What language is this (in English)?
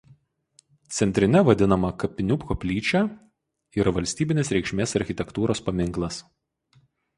Lithuanian